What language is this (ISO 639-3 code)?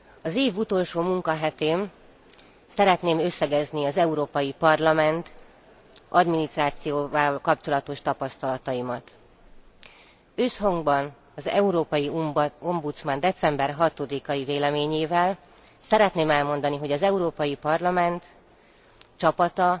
hun